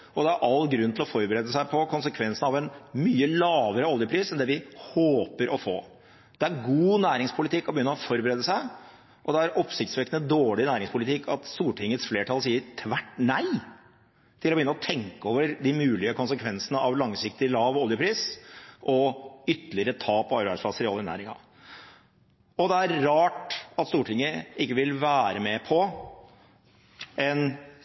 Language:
Norwegian Bokmål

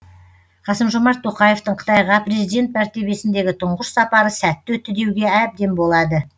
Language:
Kazakh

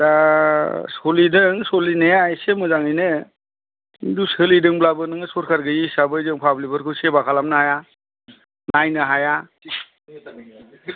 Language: Bodo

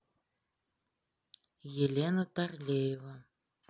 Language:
Russian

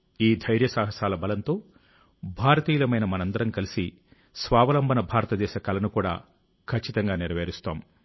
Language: Telugu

